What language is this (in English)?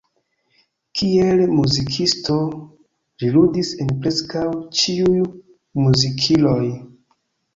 Esperanto